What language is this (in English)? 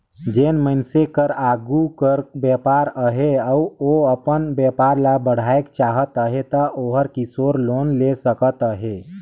Chhattisgarhi